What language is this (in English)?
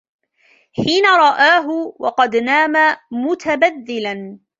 Arabic